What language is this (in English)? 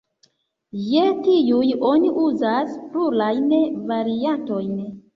Esperanto